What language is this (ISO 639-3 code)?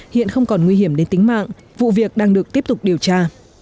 vie